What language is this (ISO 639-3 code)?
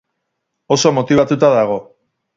eus